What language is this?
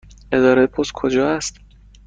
Persian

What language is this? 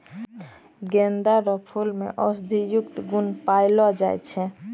Maithili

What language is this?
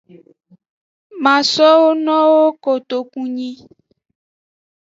Aja (Benin)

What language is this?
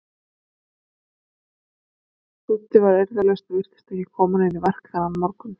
Icelandic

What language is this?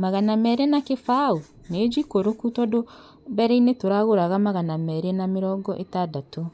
Kikuyu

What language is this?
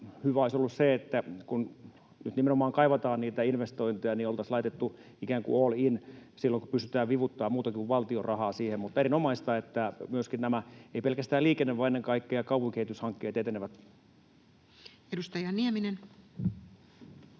Finnish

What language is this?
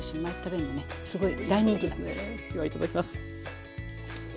Japanese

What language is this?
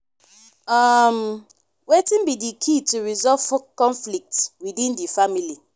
Nigerian Pidgin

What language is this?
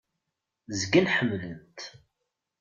Kabyle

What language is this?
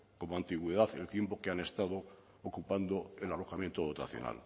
Spanish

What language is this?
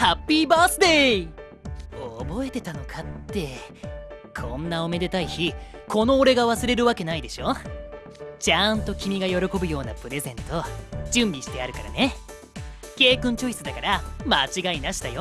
Japanese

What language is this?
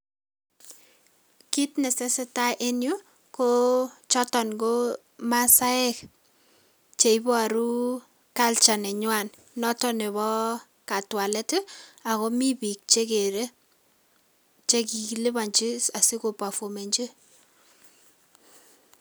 Kalenjin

